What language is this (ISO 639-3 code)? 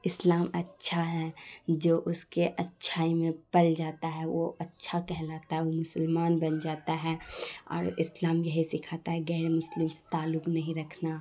urd